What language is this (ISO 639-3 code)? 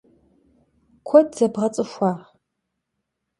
kbd